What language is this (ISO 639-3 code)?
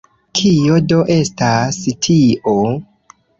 epo